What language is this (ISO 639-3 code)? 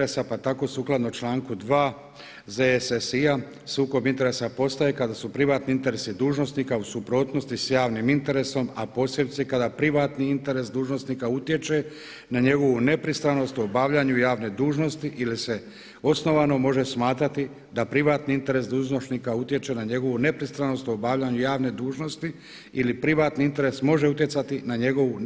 hrv